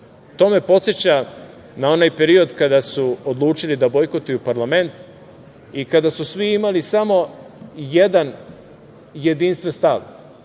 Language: Serbian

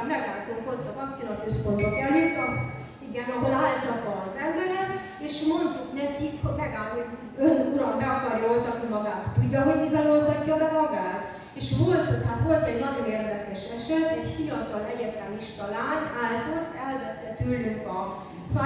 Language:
Hungarian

